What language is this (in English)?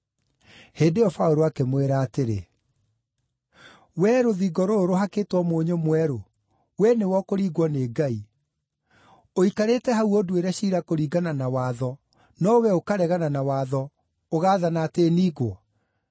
Kikuyu